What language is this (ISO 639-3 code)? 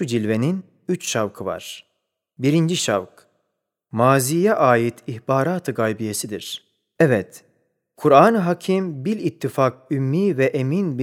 tur